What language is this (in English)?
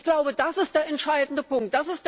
German